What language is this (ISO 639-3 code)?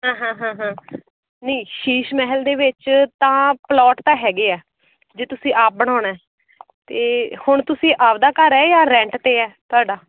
pan